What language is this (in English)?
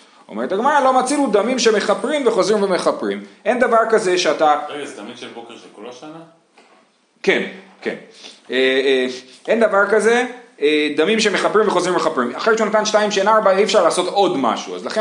Hebrew